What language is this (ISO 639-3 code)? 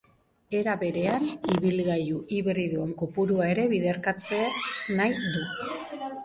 eus